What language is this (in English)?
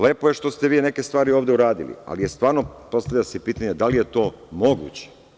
Serbian